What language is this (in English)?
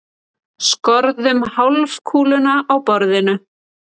Icelandic